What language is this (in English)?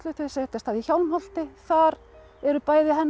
Icelandic